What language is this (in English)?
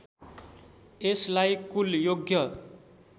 Nepali